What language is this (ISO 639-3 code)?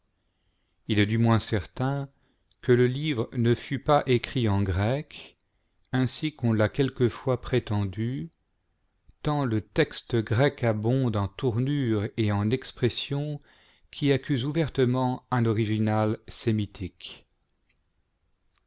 fra